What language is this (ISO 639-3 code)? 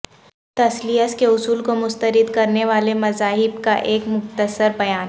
urd